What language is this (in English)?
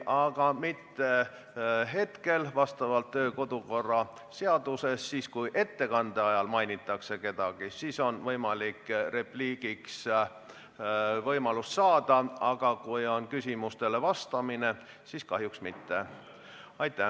Estonian